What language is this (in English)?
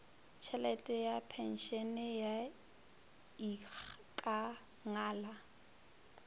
Northern Sotho